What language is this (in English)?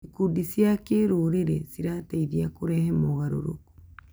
Kikuyu